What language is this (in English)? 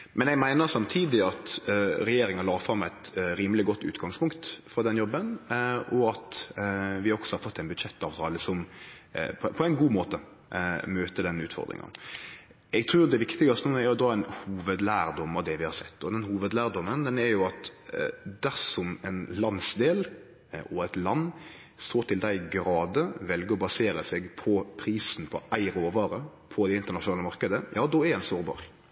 Norwegian Nynorsk